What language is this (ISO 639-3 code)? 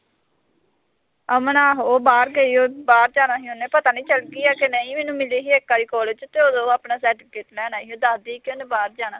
pan